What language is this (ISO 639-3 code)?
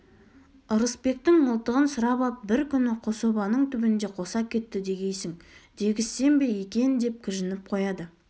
kaz